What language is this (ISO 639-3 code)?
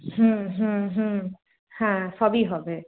ben